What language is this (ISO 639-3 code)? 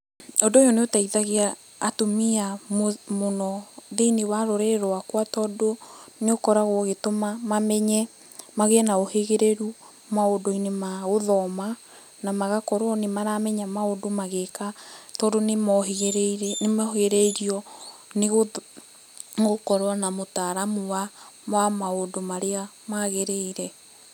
kik